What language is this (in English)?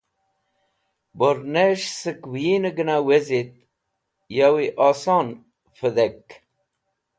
Wakhi